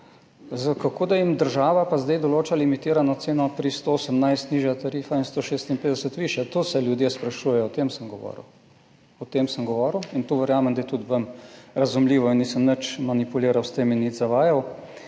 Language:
Slovenian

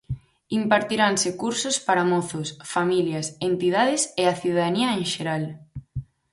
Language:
Galician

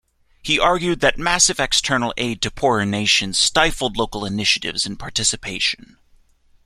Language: English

